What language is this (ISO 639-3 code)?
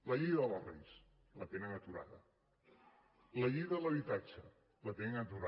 cat